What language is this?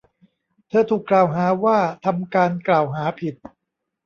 Thai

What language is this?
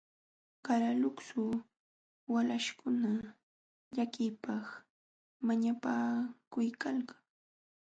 Jauja Wanca Quechua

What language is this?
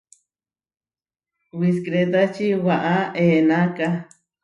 Huarijio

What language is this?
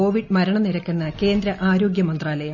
Malayalam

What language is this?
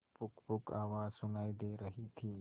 Hindi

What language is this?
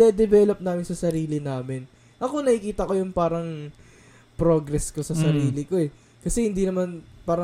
Filipino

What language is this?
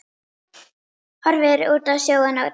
Icelandic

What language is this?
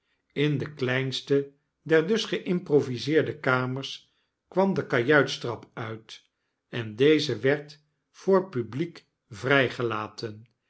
Dutch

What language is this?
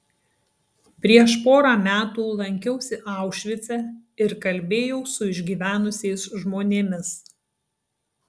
Lithuanian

